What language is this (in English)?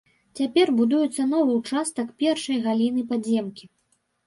Belarusian